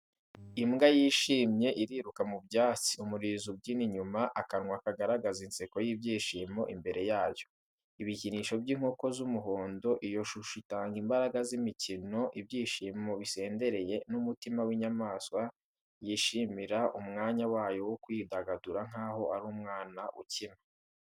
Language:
Kinyarwanda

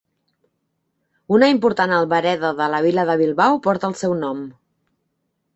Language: Catalan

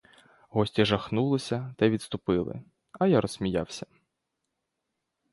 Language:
Ukrainian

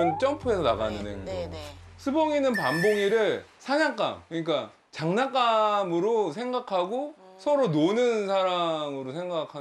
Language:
Korean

